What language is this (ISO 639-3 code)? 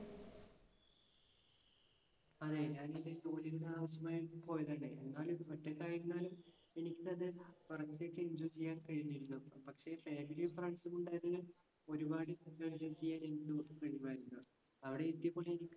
mal